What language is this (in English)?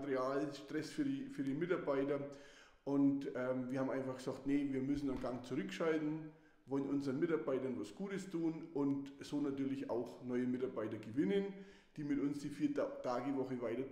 German